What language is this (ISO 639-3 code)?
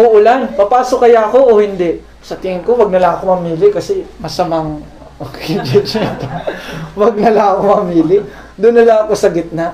fil